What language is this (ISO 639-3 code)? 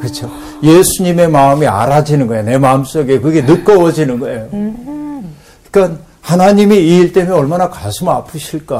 kor